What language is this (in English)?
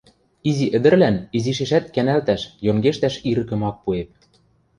Western Mari